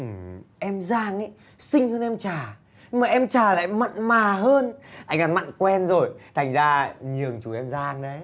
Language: Vietnamese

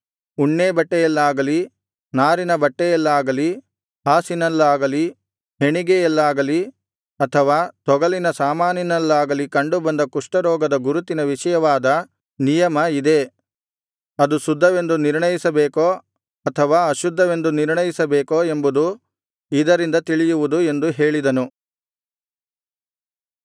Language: Kannada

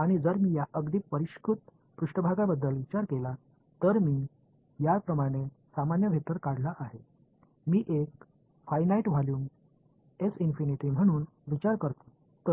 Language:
Marathi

